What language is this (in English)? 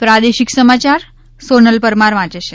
Gujarati